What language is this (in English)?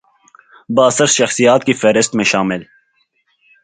Urdu